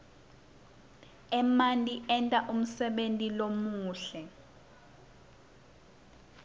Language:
Swati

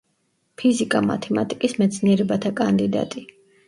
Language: Georgian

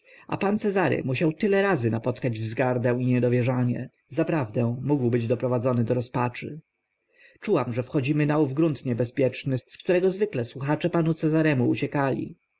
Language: Polish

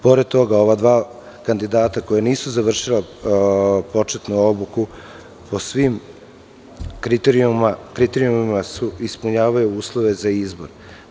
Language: Serbian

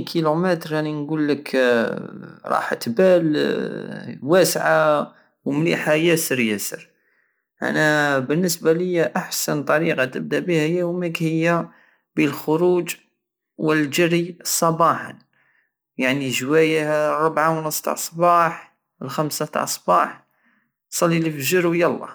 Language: Algerian Saharan Arabic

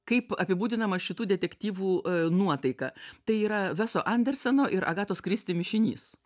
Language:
Lithuanian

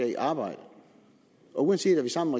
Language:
Danish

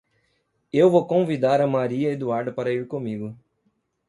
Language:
Portuguese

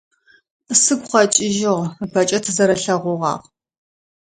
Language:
Adyghe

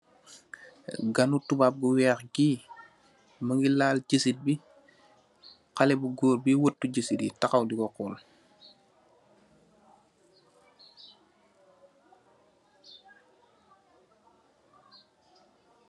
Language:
Wolof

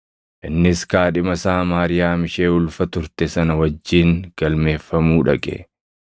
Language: Oromo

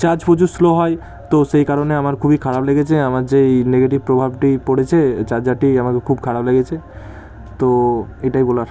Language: Bangla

